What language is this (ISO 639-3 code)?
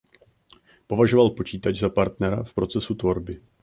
ces